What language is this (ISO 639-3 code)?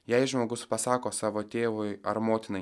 lit